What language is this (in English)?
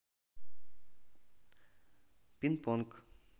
Russian